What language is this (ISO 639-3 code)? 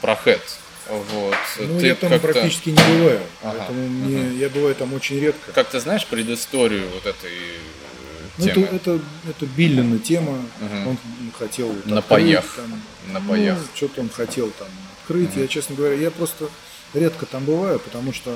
rus